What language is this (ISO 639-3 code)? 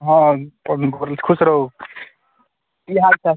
mai